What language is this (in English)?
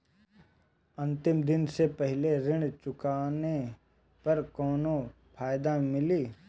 Bhojpuri